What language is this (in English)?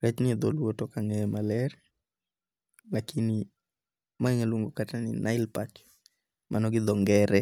Luo (Kenya and Tanzania)